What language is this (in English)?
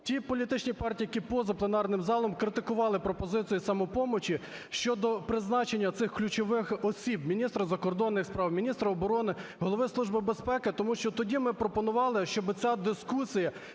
Ukrainian